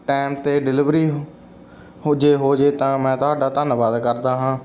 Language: Punjabi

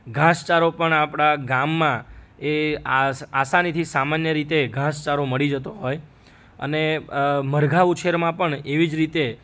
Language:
Gujarati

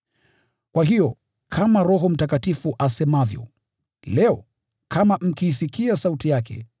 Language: Swahili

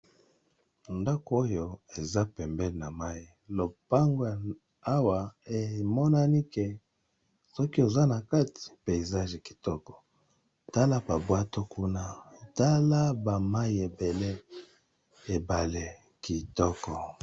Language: Lingala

